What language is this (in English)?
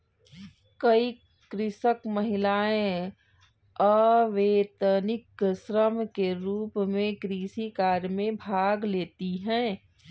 Hindi